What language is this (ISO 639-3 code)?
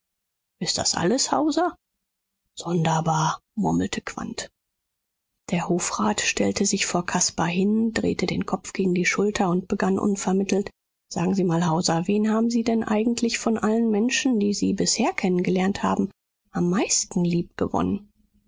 deu